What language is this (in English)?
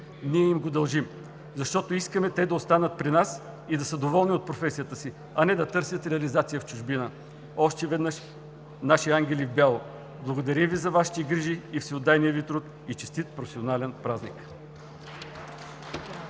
Bulgarian